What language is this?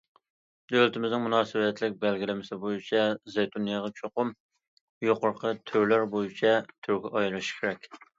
Uyghur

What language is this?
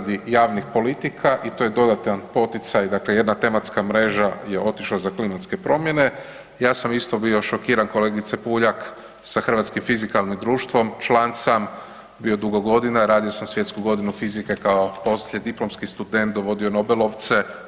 Croatian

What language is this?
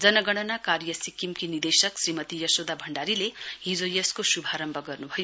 Nepali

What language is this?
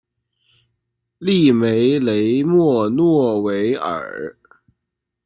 Chinese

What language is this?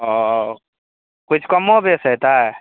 Maithili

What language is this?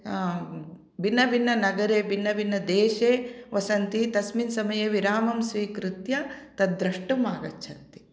Sanskrit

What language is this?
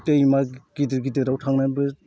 Bodo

